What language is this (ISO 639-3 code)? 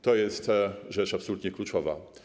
pol